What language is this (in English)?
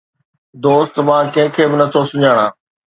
Sindhi